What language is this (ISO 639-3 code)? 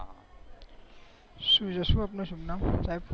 guj